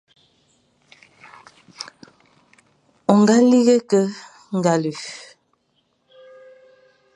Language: Fang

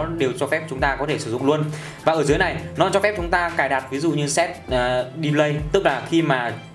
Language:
Vietnamese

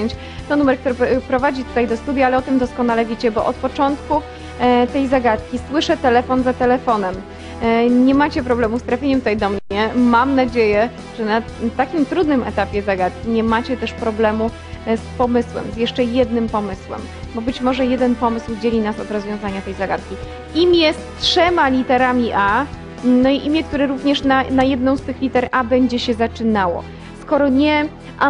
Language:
Polish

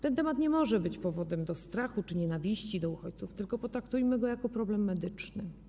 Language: Polish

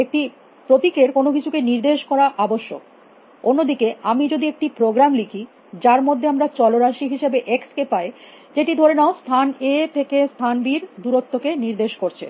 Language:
Bangla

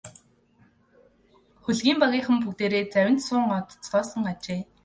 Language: Mongolian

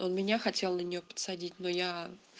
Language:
Russian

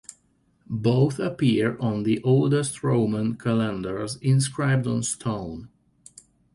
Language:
English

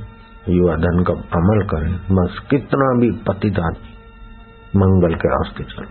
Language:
Hindi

